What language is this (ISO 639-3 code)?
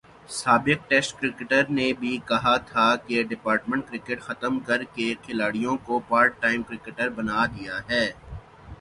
urd